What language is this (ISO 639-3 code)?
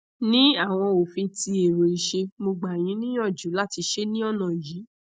yor